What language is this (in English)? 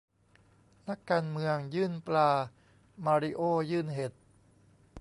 Thai